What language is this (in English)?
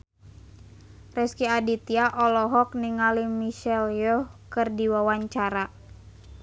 Sundanese